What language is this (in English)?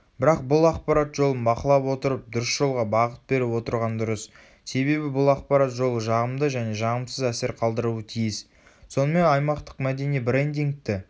Kazakh